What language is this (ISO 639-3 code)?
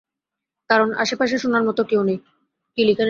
ben